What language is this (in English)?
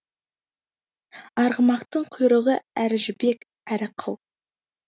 Kazakh